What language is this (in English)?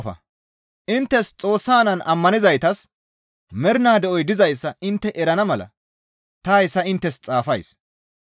Gamo